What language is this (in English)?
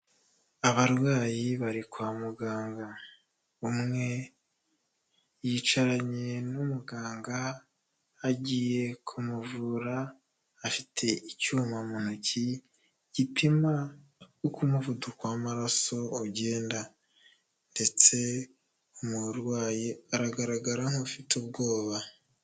Kinyarwanda